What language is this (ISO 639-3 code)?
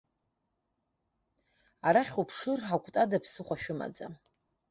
abk